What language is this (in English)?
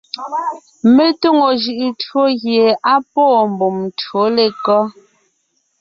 Ngiemboon